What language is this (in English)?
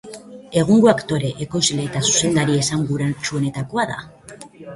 Basque